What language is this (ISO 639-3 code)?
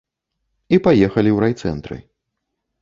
bel